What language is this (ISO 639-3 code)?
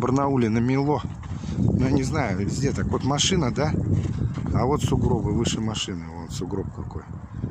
rus